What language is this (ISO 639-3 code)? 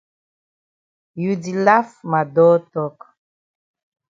wes